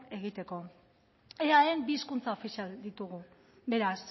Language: Basque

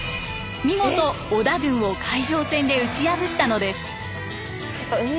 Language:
Japanese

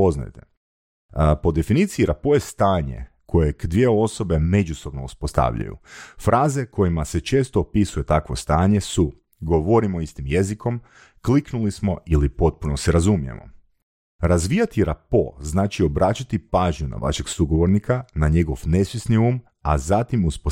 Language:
Croatian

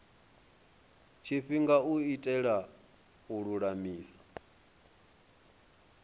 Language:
Venda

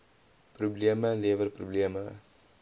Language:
Afrikaans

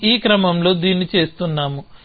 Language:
Telugu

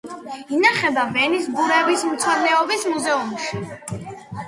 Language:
Georgian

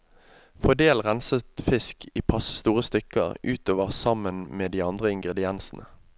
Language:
Norwegian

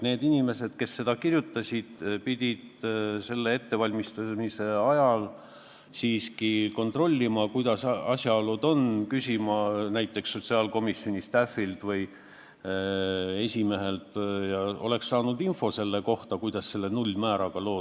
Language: Estonian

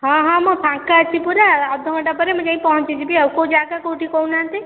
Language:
Odia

